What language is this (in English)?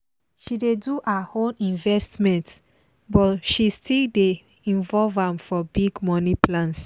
Nigerian Pidgin